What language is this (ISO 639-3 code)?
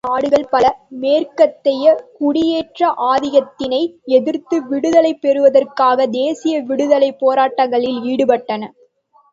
tam